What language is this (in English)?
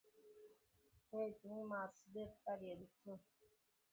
Bangla